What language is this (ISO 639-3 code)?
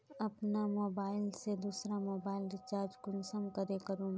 mag